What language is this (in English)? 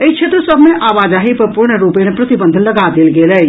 Maithili